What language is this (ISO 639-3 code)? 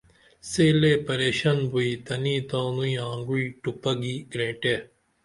dml